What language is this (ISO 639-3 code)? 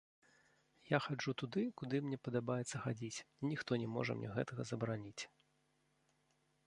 bel